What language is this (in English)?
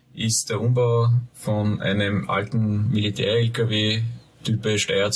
German